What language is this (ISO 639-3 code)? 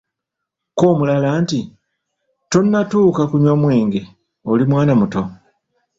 lug